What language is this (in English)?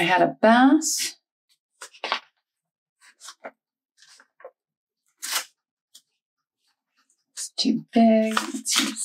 English